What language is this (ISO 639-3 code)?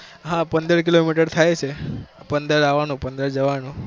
guj